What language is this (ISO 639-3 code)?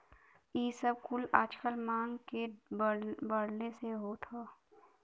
bho